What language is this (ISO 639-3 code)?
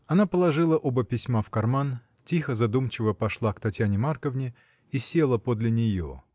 rus